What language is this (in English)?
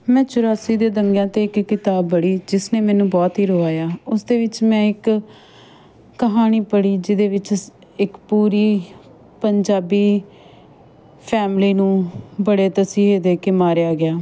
Punjabi